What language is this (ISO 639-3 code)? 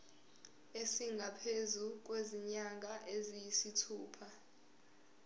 zul